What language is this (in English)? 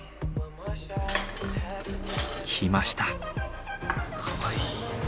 Japanese